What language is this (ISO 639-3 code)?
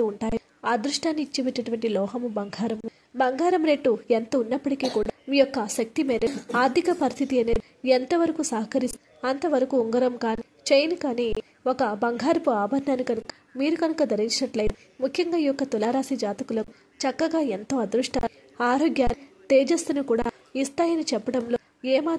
tel